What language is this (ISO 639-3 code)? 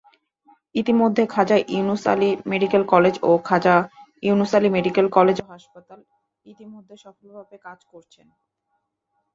ben